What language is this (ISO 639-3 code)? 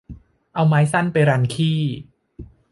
tha